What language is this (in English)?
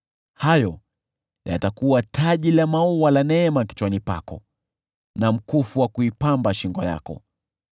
Swahili